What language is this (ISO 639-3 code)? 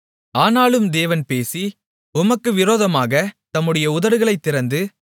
tam